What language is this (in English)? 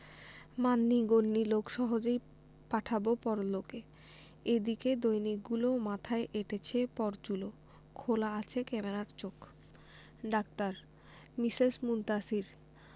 Bangla